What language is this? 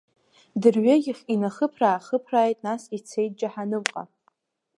Abkhazian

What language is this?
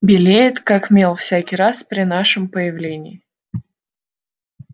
Russian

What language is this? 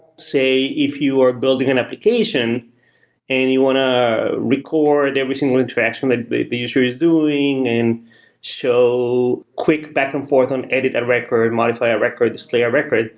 English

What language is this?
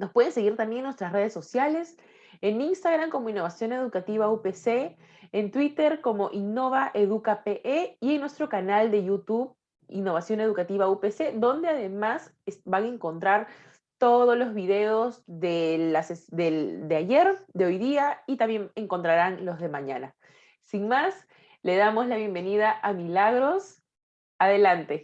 Spanish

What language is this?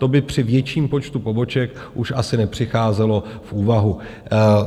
Czech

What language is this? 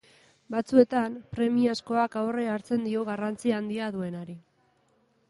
Basque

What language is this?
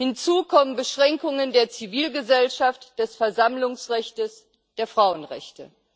German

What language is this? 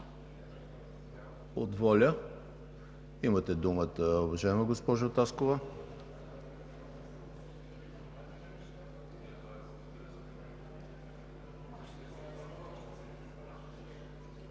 Bulgarian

